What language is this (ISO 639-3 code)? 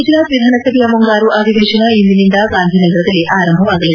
kan